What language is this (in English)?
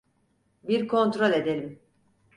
Turkish